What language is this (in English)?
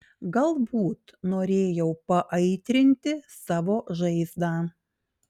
Lithuanian